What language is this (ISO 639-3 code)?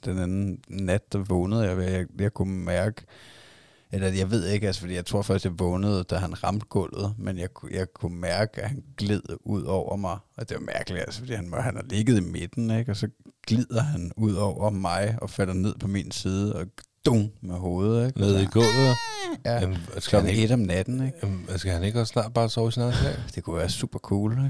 dan